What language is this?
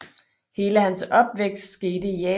Danish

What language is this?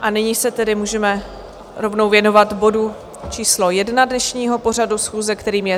Czech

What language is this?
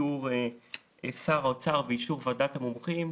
Hebrew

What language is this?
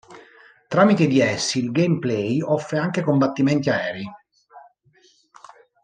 Italian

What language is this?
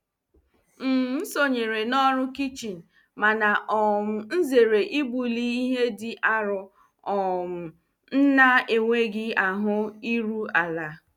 Igbo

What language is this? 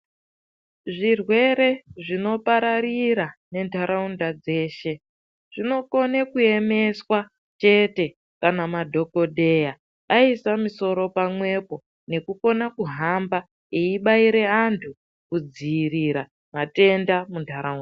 Ndau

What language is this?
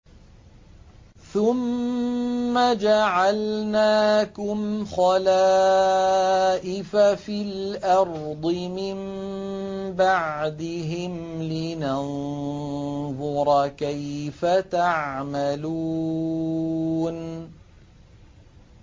Arabic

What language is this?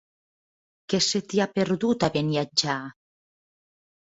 Catalan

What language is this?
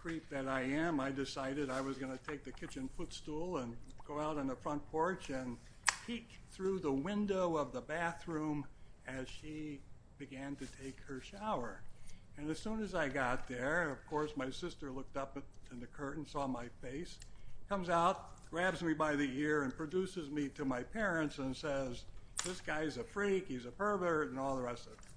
English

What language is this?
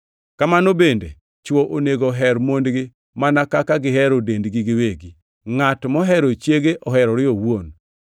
Luo (Kenya and Tanzania)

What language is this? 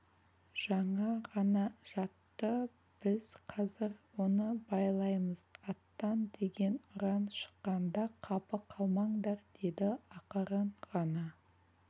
Kazakh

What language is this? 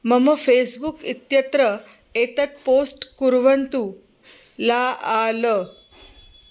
Sanskrit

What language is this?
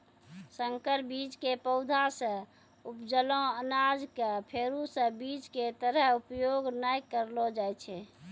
Maithili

